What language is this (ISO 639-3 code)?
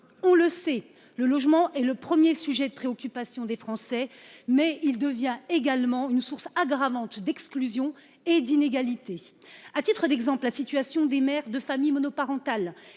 fra